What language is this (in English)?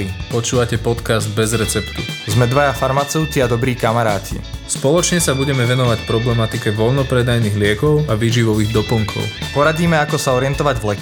Slovak